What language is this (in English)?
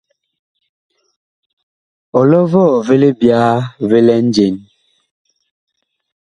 Bakoko